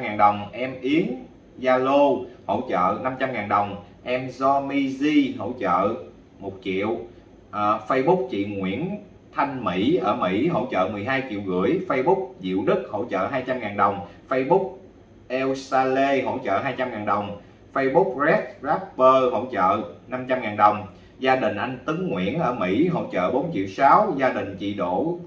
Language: Vietnamese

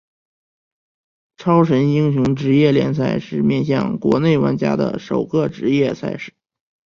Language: Chinese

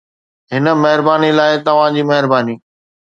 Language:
Sindhi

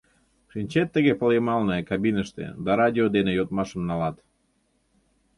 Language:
Mari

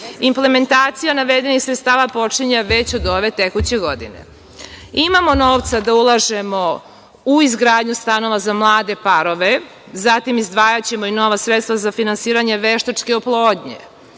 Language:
Serbian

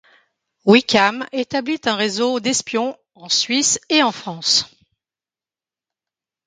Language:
French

